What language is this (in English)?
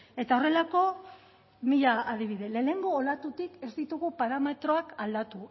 Basque